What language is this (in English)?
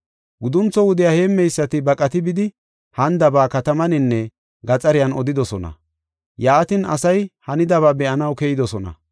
Gofa